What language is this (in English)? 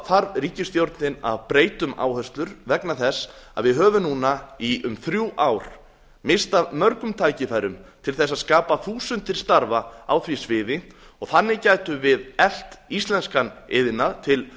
Icelandic